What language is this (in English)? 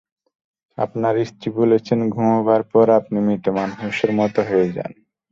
Bangla